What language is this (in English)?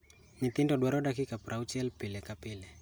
Luo (Kenya and Tanzania)